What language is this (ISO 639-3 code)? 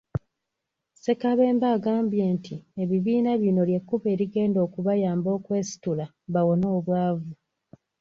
lug